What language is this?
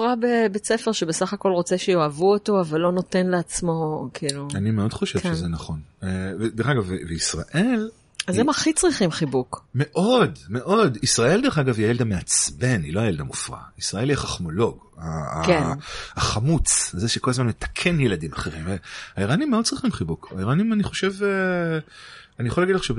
Hebrew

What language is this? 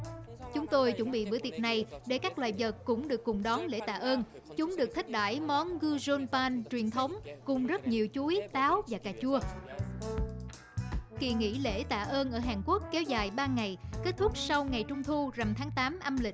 Vietnamese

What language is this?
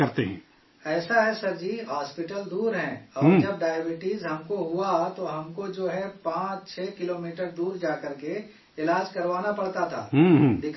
Urdu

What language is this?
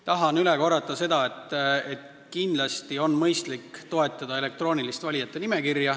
Estonian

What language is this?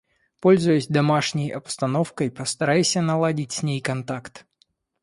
Russian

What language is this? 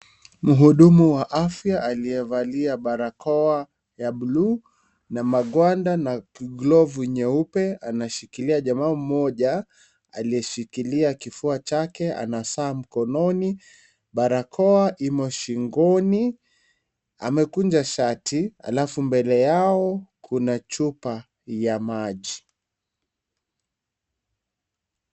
Swahili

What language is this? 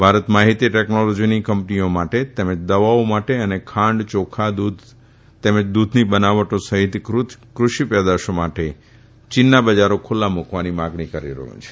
Gujarati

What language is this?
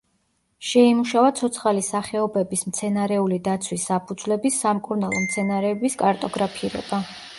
Georgian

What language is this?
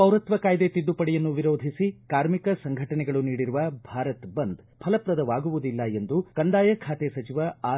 Kannada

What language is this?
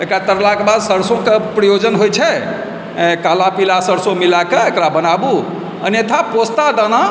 Maithili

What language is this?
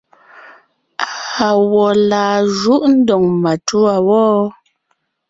Ngiemboon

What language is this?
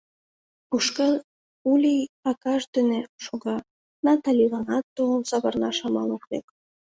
Mari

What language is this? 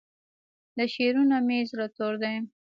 Pashto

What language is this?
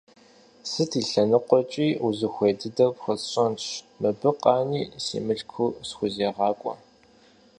Kabardian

